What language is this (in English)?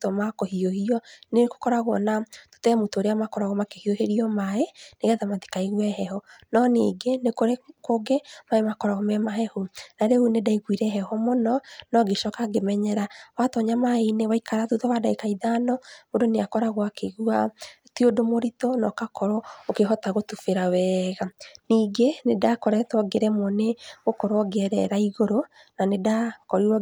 Kikuyu